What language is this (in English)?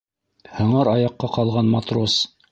Bashkir